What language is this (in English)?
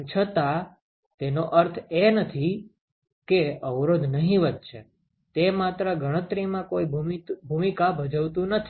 Gujarati